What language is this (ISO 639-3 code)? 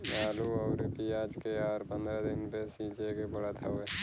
bho